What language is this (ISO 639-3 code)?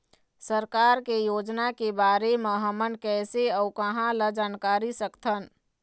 hne